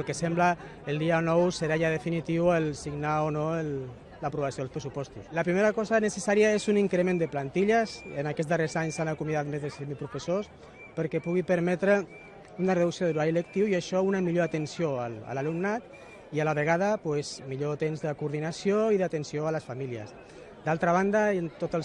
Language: Spanish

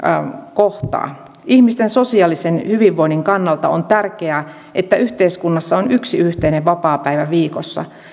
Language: Finnish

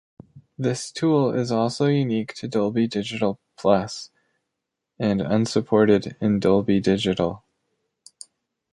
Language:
English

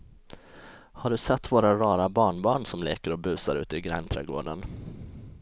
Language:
Swedish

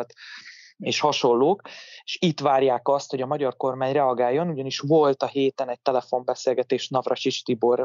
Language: Hungarian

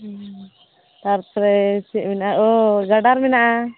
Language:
Santali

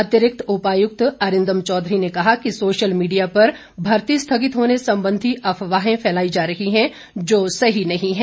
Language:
Hindi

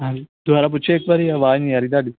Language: Punjabi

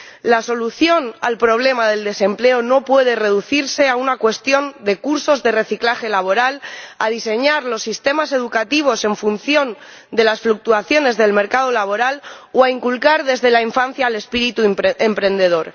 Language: Spanish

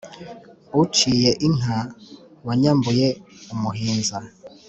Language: Kinyarwanda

